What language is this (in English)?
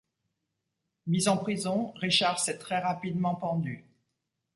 French